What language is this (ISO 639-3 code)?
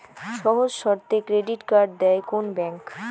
ben